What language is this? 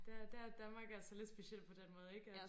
Danish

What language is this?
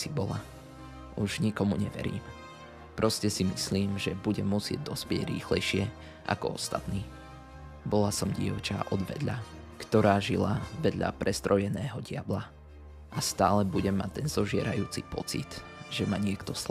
Slovak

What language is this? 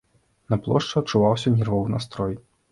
Belarusian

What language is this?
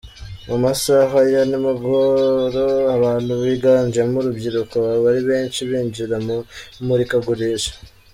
Kinyarwanda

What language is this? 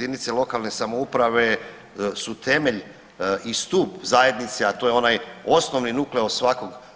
Croatian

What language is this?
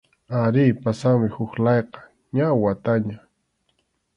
Arequipa-La Unión Quechua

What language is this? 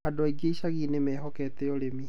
Kikuyu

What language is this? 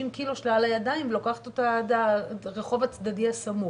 Hebrew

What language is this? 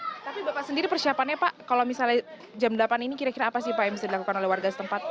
Indonesian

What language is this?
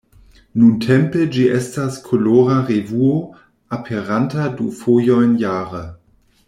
Esperanto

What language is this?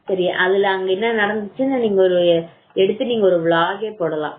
Tamil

